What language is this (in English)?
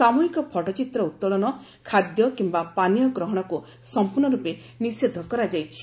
Odia